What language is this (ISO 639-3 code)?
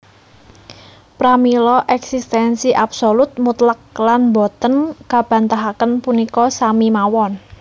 jav